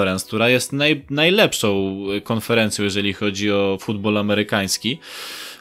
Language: Polish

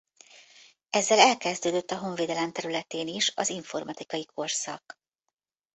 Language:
Hungarian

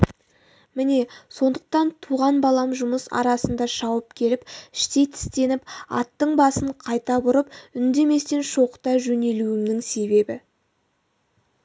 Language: Kazakh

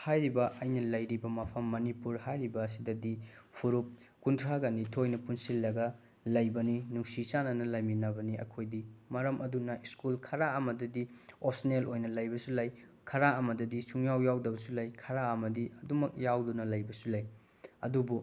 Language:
Manipuri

